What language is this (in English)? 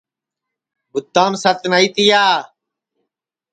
Sansi